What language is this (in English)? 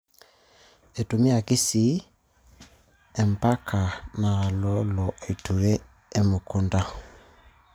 Masai